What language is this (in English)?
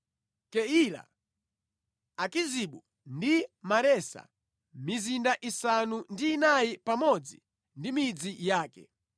Nyanja